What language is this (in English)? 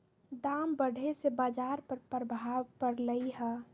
Magahi